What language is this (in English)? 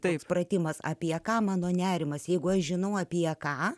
Lithuanian